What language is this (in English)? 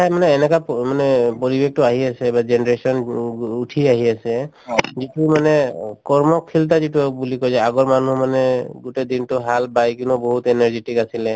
Assamese